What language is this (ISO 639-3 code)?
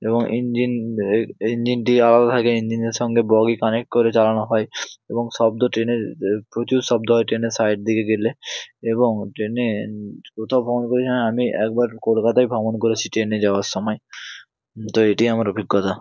ben